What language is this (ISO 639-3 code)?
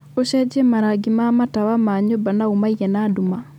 kik